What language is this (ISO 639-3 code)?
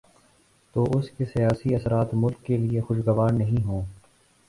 urd